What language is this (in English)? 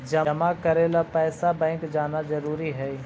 Magahi